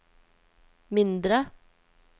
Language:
Norwegian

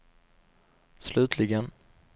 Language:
Swedish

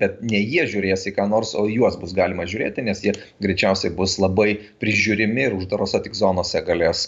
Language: Lithuanian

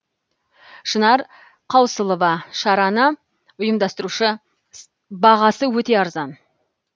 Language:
Kazakh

